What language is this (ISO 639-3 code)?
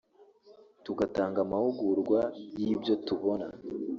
kin